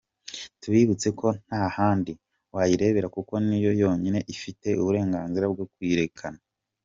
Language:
Kinyarwanda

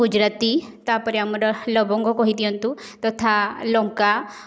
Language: Odia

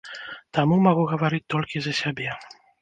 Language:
Belarusian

